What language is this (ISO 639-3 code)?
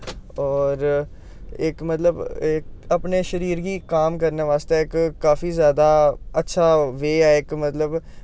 doi